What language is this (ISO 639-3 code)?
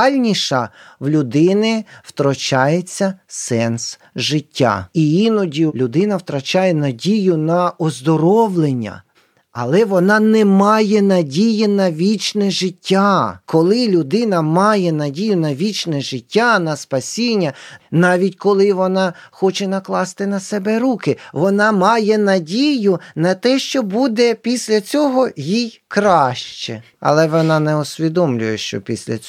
ukr